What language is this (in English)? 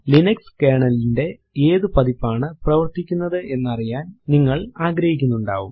Malayalam